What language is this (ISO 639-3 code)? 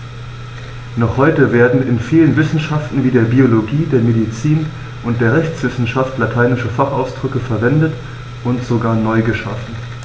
deu